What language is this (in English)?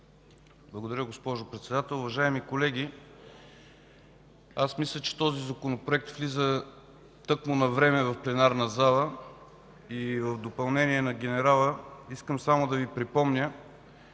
Bulgarian